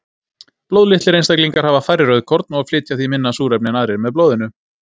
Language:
Icelandic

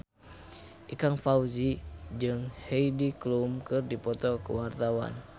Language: Sundanese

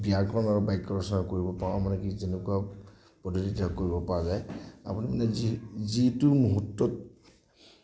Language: Assamese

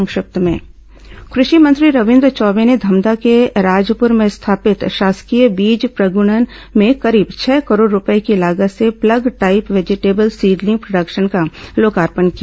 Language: Hindi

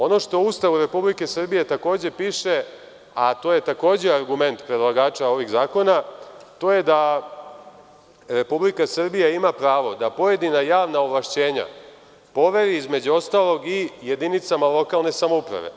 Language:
Serbian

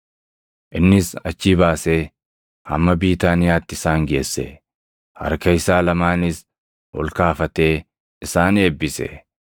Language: Oromo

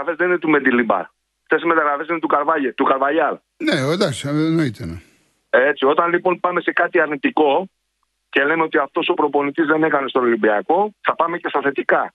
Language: Greek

